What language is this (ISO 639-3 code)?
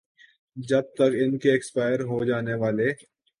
urd